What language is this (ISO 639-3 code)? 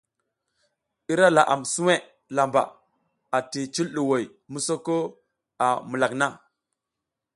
giz